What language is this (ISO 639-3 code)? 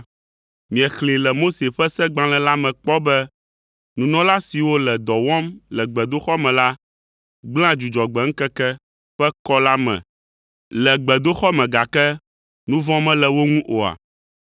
ewe